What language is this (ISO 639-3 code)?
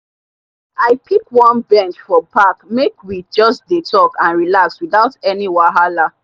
pcm